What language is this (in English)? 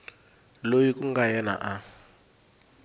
Tsonga